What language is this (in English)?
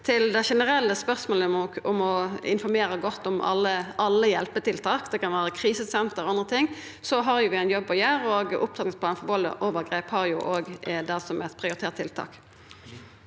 Norwegian